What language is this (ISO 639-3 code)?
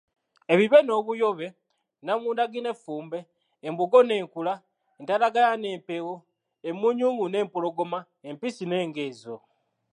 lug